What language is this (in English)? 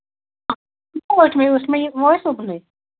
Kashmiri